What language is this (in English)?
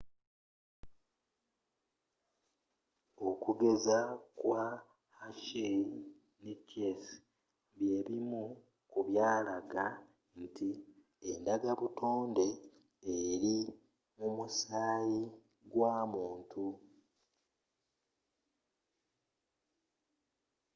Ganda